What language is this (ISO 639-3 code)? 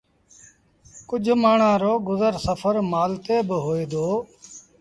sbn